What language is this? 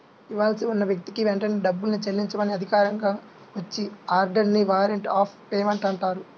Telugu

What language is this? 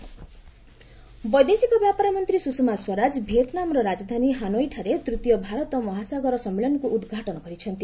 Odia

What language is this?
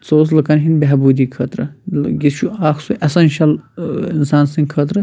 Kashmiri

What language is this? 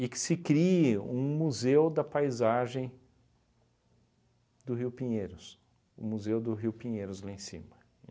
Portuguese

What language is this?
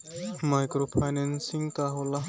Bhojpuri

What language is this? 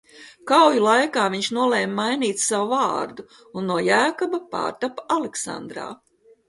Latvian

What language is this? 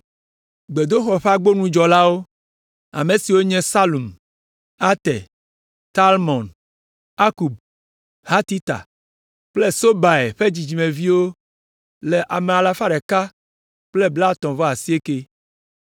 Ewe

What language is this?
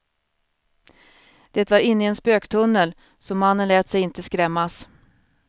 Swedish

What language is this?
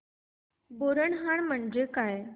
Marathi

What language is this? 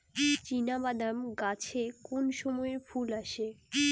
Bangla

